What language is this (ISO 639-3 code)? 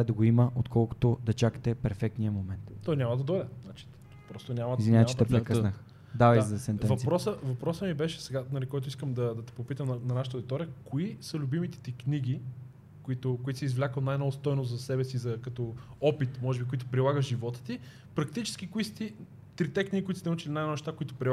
bul